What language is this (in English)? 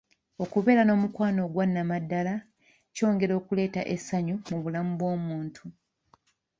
Ganda